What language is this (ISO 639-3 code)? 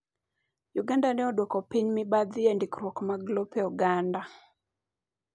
luo